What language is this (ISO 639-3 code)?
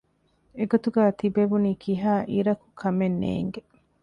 div